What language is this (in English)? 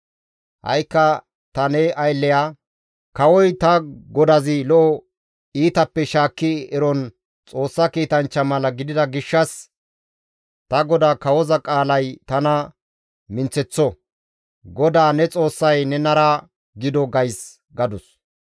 Gamo